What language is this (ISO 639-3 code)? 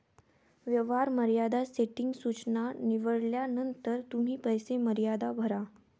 mar